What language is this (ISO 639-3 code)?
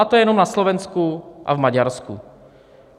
ces